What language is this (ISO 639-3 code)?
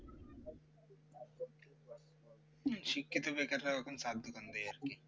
ben